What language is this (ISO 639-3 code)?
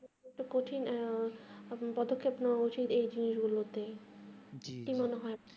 ben